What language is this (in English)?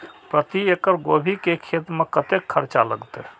Maithili